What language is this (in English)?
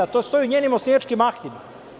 Serbian